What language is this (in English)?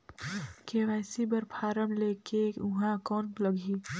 Chhattisgarhi